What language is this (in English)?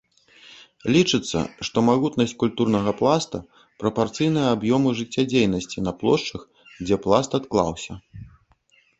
Belarusian